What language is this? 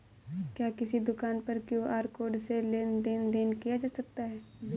Hindi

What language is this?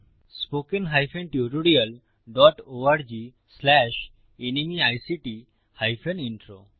Bangla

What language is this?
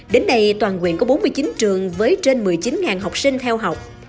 Vietnamese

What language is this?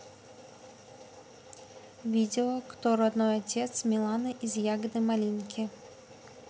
Russian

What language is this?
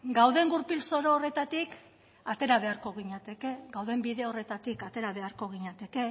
Basque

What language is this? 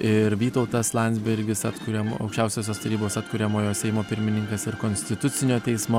Lithuanian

